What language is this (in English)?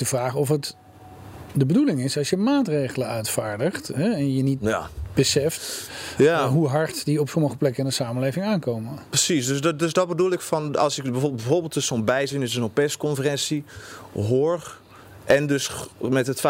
Dutch